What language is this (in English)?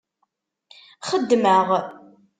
Kabyle